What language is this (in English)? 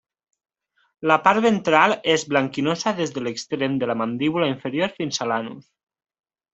Catalan